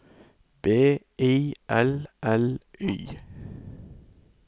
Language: Norwegian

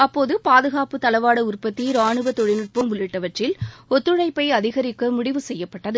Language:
Tamil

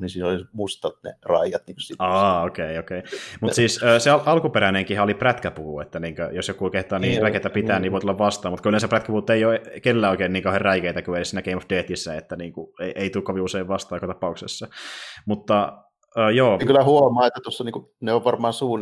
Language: Finnish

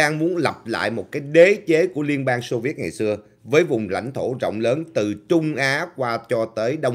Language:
Vietnamese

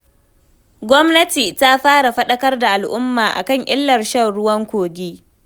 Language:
Hausa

